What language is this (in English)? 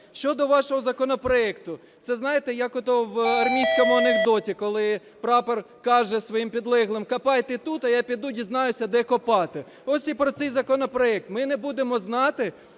Ukrainian